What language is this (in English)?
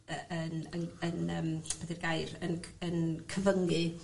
Welsh